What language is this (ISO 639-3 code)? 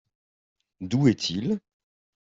fra